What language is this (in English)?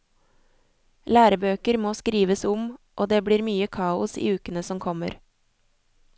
Norwegian